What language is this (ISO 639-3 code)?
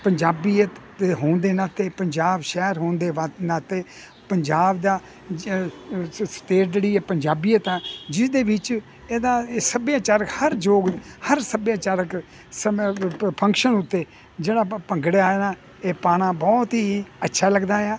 pan